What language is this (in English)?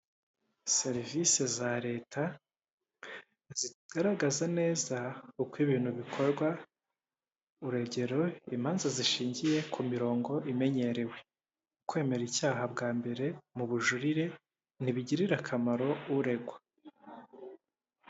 Kinyarwanda